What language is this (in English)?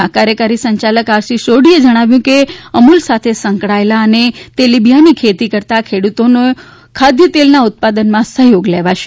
Gujarati